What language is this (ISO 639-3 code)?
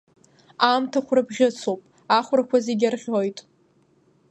abk